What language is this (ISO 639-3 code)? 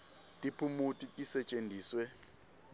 ssw